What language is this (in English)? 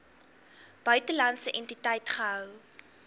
Afrikaans